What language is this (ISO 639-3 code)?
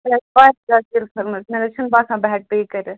kas